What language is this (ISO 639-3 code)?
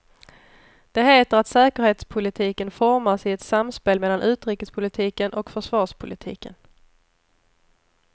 swe